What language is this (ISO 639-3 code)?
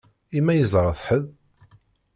kab